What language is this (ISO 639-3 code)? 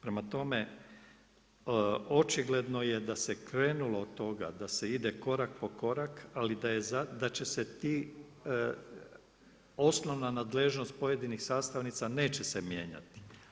hrv